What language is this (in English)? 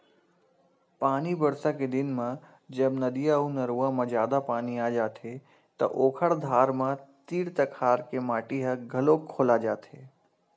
Chhattisgarhi